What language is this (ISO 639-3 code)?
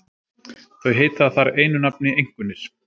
isl